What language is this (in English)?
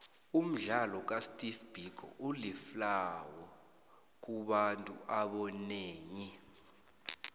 South Ndebele